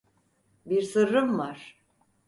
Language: Turkish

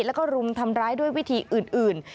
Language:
Thai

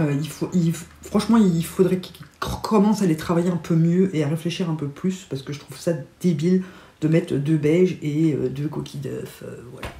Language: French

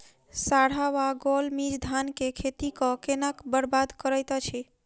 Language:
Maithili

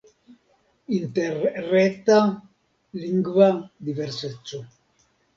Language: Esperanto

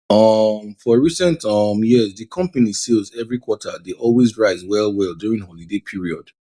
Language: Nigerian Pidgin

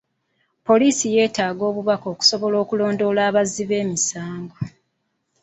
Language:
Ganda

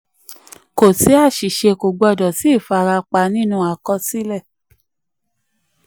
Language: Yoruba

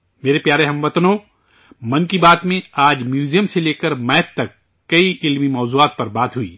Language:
Urdu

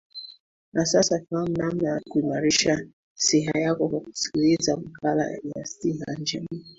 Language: Swahili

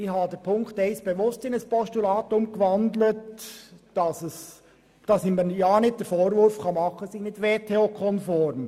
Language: Swiss German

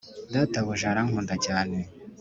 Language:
Kinyarwanda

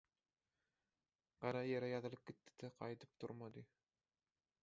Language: Turkmen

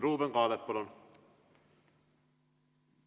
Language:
Estonian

